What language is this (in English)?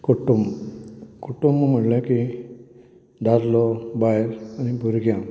Konkani